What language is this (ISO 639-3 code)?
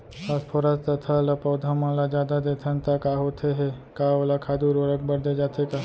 hne